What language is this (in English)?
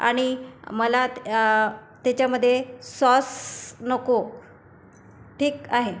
Marathi